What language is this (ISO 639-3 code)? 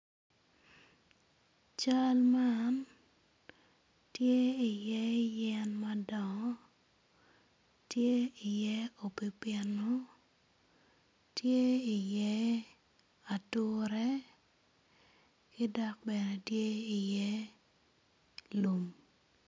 ach